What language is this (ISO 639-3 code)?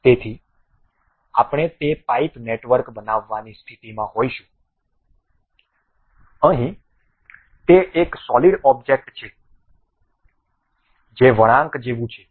guj